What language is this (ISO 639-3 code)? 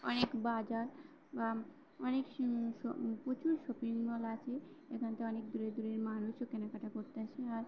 ben